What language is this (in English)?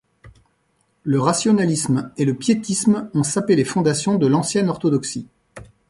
French